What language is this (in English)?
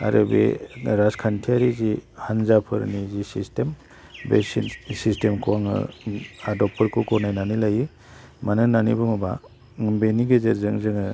Bodo